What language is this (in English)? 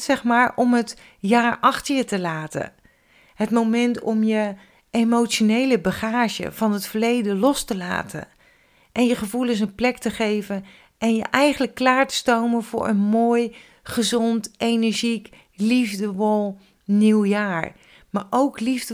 Dutch